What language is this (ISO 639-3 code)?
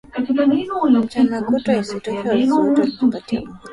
swa